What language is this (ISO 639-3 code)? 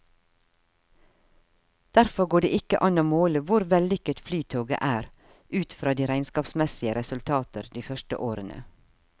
nor